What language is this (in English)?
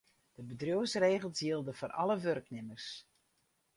Western Frisian